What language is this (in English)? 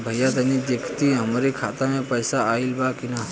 Bhojpuri